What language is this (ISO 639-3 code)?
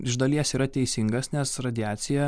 lit